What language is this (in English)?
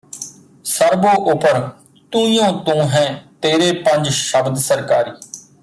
Punjabi